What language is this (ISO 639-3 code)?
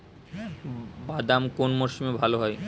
ben